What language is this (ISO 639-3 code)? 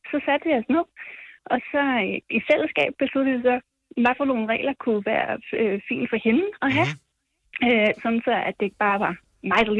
dan